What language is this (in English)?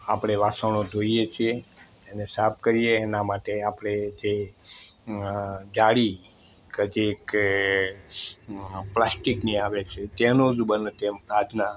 Gujarati